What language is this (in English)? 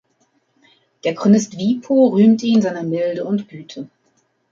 German